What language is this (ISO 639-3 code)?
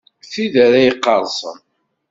kab